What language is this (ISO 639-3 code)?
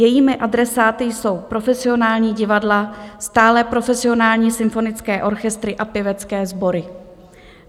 ces